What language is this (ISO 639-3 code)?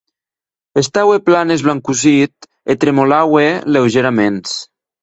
oci